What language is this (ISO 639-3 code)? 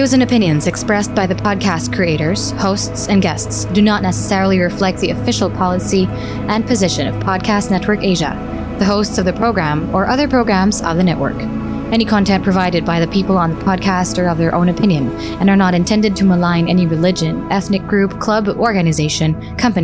fil